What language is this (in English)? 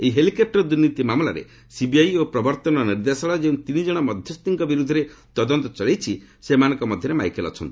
Odia